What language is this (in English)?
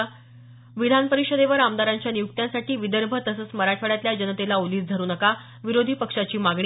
Marathi